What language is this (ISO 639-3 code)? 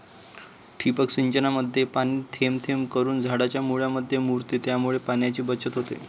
mar